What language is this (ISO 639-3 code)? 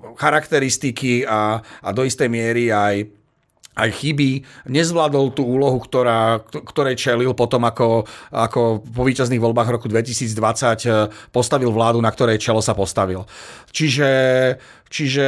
slk